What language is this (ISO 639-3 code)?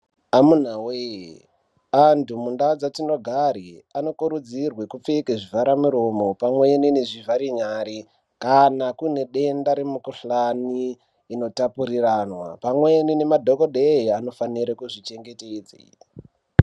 ndc